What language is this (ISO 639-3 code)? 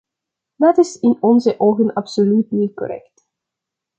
nld